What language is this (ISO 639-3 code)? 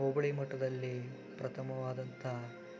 kan